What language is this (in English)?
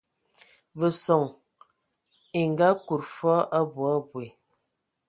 Ewondo